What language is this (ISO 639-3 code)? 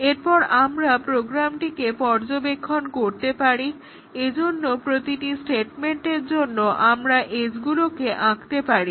ben